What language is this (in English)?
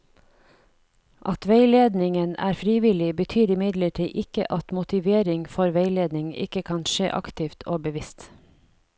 Norwegian